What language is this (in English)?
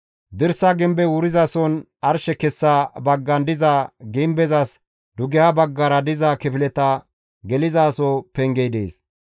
Gamo